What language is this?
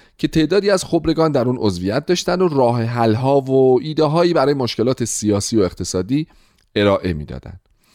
Persian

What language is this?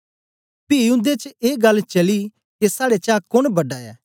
Dogri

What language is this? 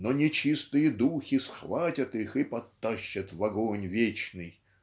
Russian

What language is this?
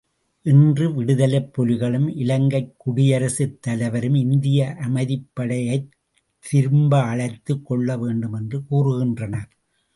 Tamil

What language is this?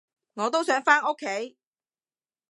Cantonese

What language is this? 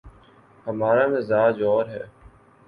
Urdu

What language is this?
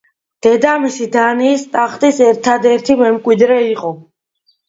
Georgian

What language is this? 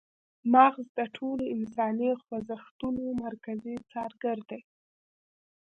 Pashto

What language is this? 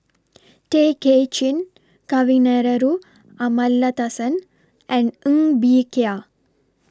English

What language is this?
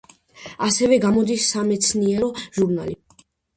Georgian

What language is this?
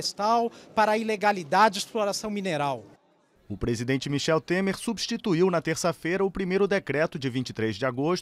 Portuguese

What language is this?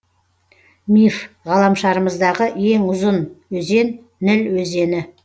Kazakh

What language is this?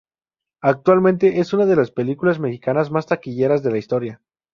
Spanish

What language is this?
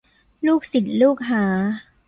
Thai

